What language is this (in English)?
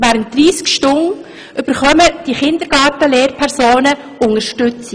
Swiss German